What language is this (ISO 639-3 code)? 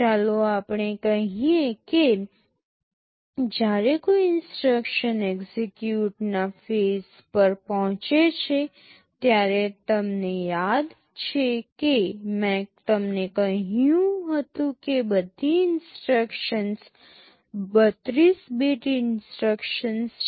guj